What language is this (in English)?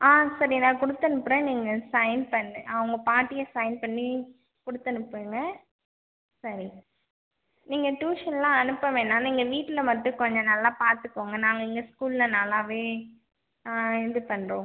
Tamil